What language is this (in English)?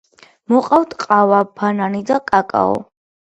Georgian